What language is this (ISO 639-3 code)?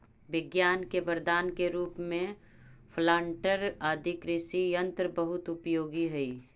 mag